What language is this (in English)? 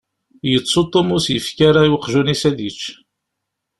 Kabyle